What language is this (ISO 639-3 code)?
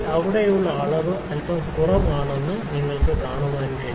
mal